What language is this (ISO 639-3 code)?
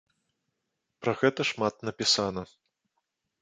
bel